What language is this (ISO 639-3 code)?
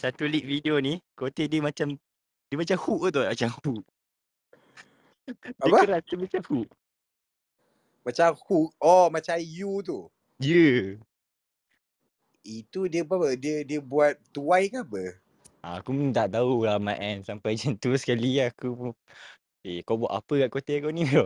msa